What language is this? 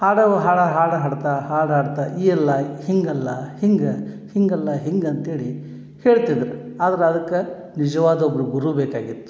Kannada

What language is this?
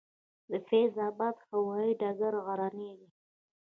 Pashto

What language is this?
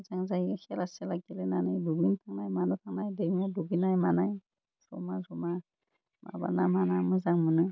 Bodo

